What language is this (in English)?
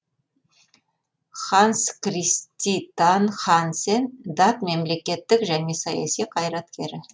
Kazakh